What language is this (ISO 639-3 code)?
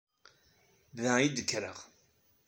kab